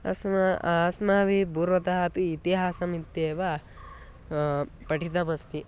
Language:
Sanskrit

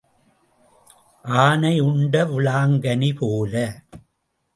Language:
Tamil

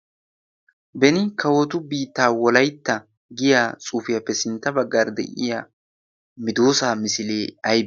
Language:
Wolaytta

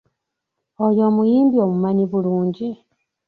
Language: Ganda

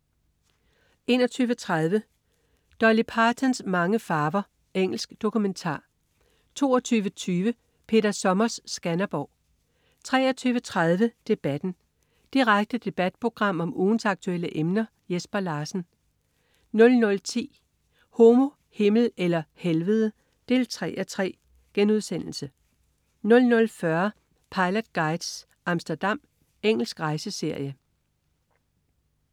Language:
Danish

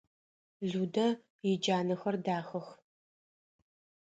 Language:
Adyghe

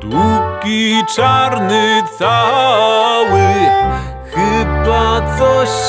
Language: Polish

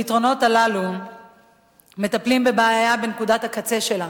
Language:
Hebrew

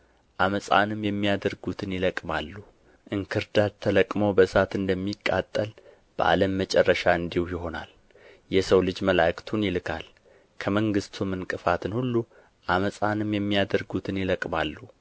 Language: Amharic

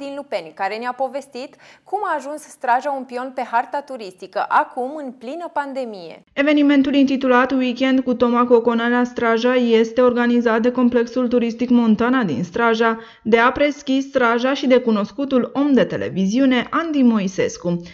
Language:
Romanian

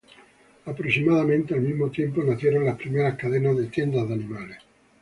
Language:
Spanish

